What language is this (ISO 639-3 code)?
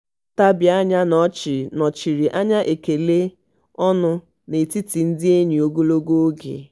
ibo